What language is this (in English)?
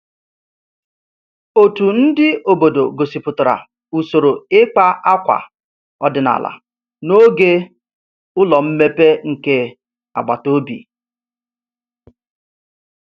Igbo